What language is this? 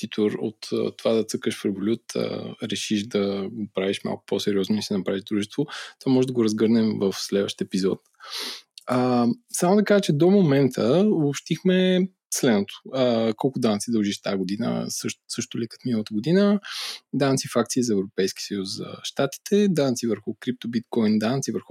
Bulgarian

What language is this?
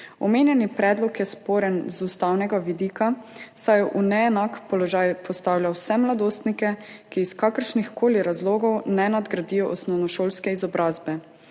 Slovenian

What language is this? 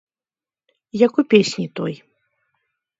Belarusian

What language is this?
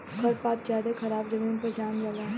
Bhojpuri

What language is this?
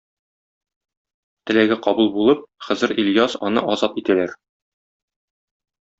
Tatar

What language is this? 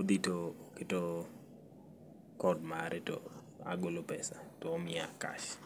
Luo (Kenya and Tanzania)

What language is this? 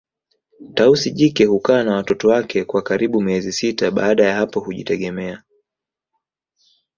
Swahili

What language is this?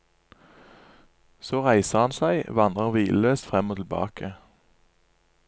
Norwegian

